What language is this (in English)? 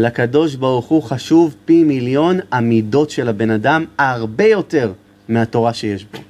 Hebrew